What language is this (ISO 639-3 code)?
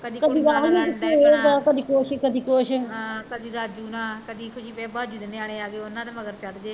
pan